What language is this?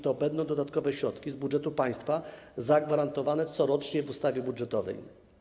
Polish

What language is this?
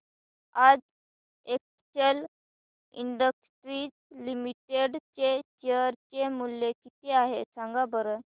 Marathi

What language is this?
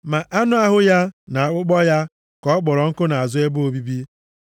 Igbo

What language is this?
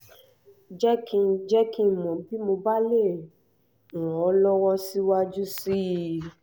Yoruba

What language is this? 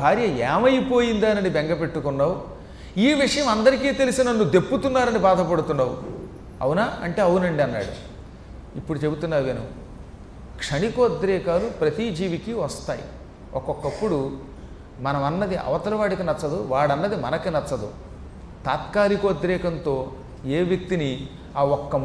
Telugu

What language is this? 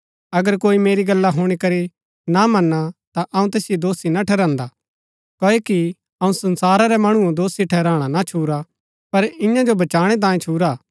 Gaddi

